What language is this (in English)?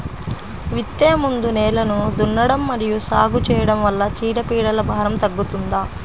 Telugu